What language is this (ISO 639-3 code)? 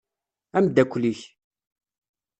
kab